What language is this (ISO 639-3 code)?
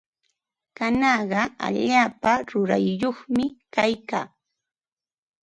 qva